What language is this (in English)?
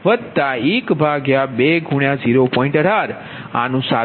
Gujarati